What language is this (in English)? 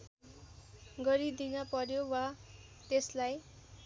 Nepali